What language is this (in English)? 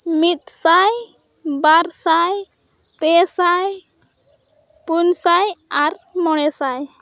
Santali